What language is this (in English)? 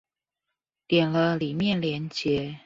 Chinese